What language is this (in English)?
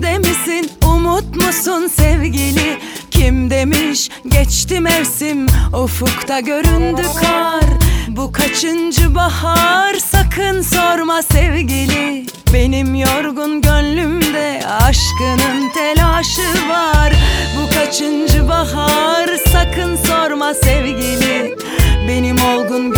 Turkish